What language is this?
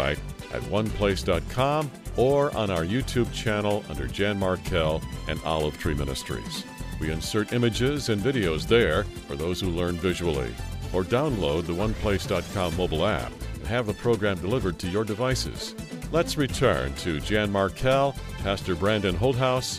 English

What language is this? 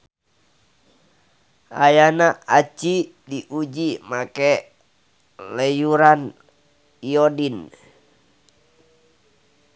Sundanese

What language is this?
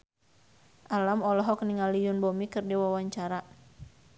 Sundanese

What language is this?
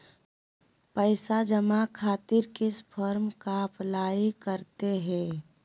Magahi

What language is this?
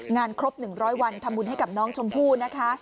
Thai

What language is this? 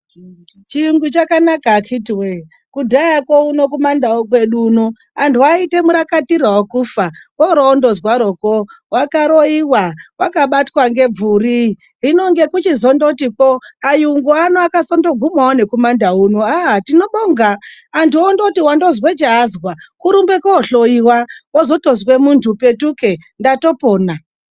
Ndau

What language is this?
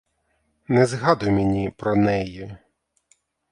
Ukrainian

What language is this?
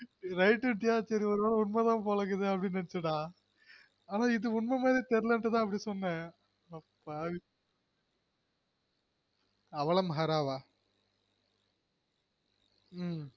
Tamil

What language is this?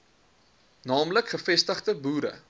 Afrikaans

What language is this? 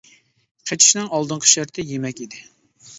Uyghur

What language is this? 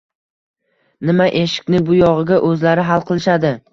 Uzbek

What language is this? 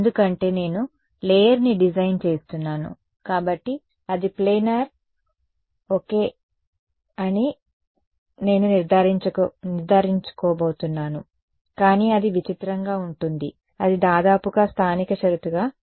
Telugu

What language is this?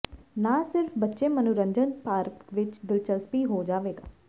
Punjabi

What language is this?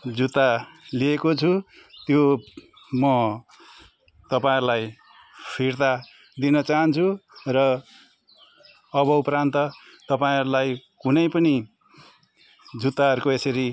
Nepali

